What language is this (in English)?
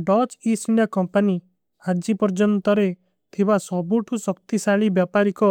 Kui (India)